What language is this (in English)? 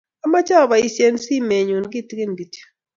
Kalenjin